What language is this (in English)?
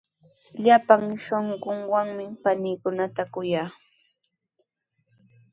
Sihuas Ancash Quechua